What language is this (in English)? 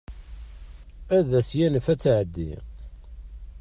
Kabyle